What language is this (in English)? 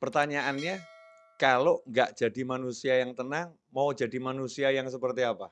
Indonesian